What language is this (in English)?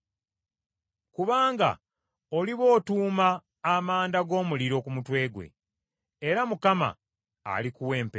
Ganda